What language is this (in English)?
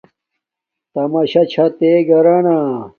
Domaaki